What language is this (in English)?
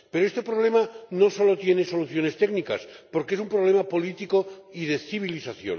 Spanish